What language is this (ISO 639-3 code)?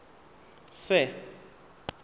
tsn